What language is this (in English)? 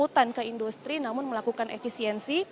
Indonesian